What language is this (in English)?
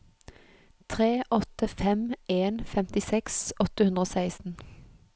Norwegian